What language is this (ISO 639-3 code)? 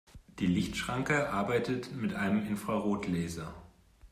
deu